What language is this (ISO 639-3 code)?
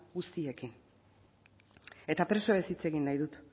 eus